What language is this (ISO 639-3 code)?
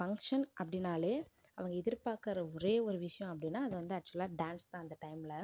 tam